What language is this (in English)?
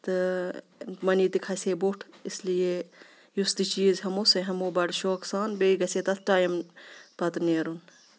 Kashmiri